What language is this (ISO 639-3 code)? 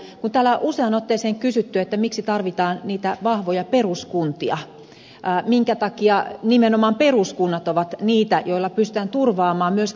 fin